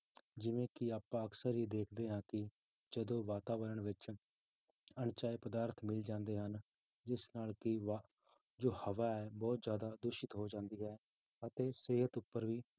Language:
Punjabi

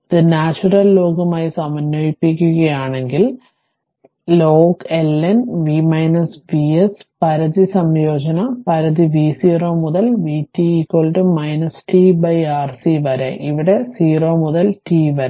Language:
Malayalam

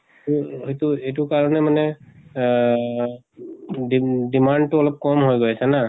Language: Assamese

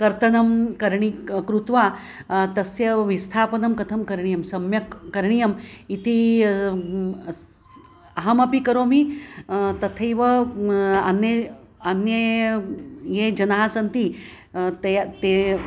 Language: Sanskrit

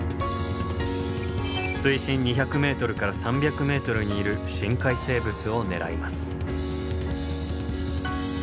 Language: Japanese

